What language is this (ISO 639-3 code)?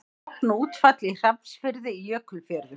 isl